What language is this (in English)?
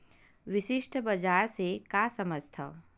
Chhattisgarhi